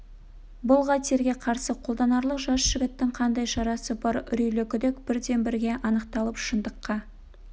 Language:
Kazakh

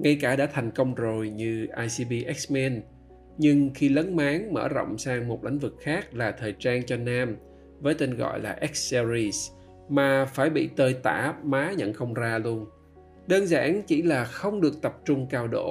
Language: Vietnamese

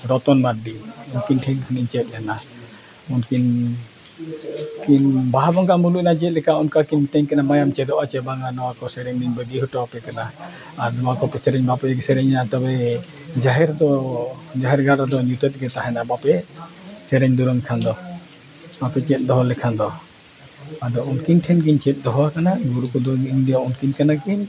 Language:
Santali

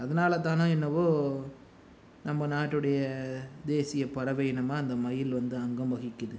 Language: Tamil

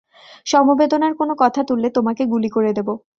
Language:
Bangla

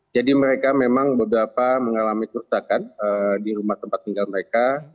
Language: Indonesian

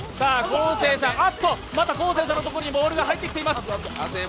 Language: Japanese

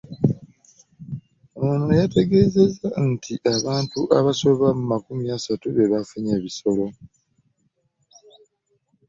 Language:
Ganda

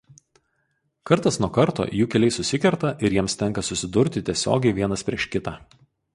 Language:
Lithuanian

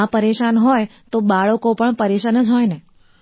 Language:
Gujarati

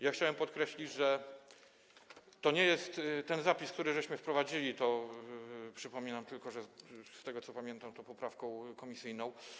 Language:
Polish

